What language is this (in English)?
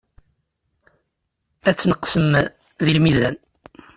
Kabyle